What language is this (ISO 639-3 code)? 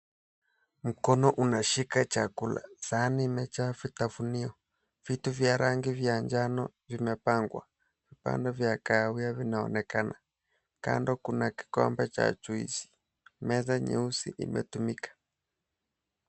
swa